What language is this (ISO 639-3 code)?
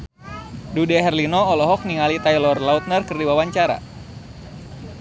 sun